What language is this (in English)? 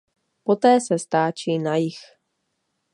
Czech